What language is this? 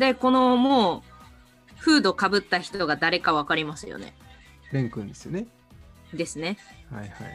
Japanese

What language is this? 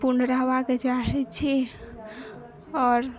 Maithili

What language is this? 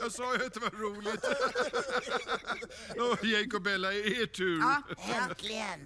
Swedish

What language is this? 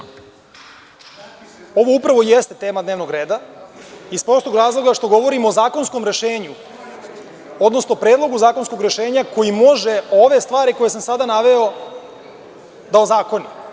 Serbian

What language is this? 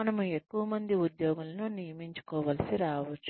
Telugu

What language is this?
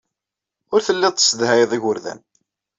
Kabyle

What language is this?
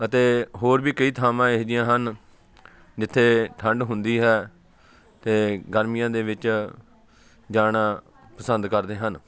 Punjabi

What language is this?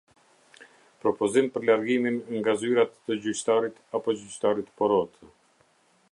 Albanian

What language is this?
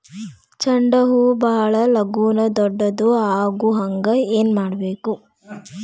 Kannada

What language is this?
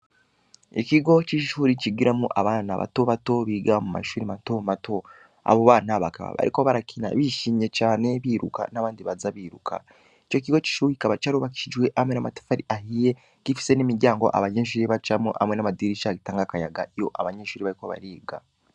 Rundi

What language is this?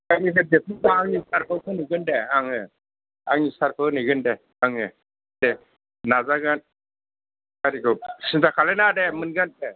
Bodo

